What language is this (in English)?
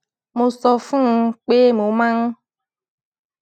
Yoruba